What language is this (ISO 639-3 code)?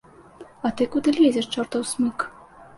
bel